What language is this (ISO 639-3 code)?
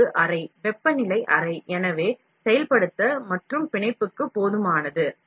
tam